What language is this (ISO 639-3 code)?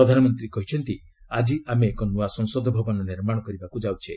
ori